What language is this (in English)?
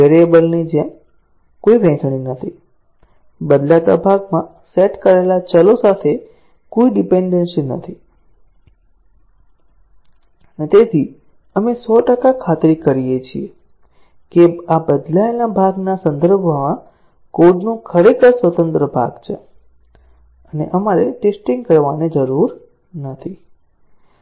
Gujarati